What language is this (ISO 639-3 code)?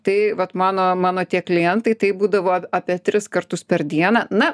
lit